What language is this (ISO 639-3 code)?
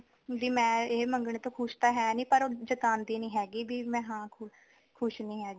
pan